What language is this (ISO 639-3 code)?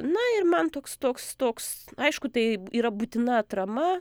lit